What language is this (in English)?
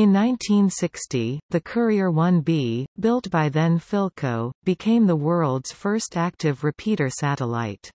English